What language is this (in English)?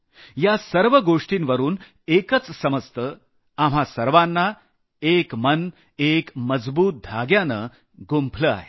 Marathi